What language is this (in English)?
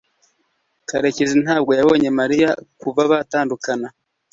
Kinyarwanda